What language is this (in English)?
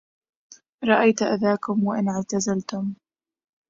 Arabic